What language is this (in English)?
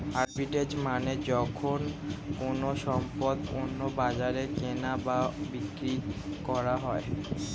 Bangla